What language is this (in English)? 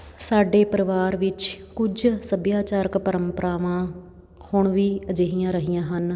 Punjabi